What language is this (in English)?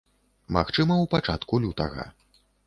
Belarusian